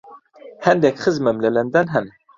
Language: Central Kurdish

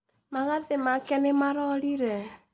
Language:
Kikuyu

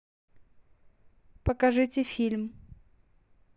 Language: Russian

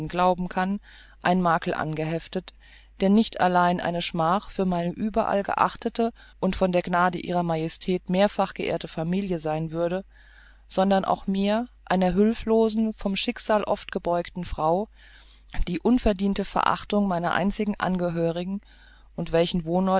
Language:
German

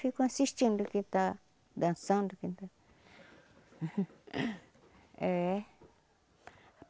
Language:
Portuguese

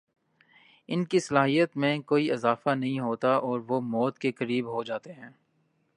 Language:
Urdu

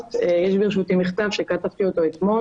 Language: Hebrew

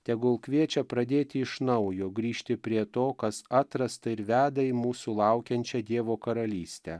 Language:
Lithuanian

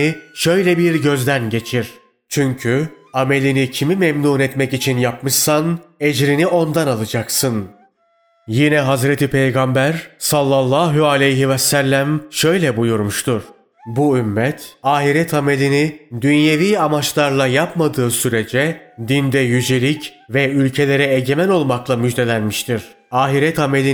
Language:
Turkish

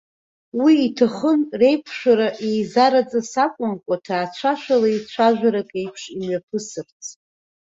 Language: Abkhazian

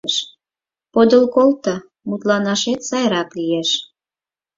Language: Mari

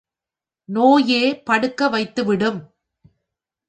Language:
Tamil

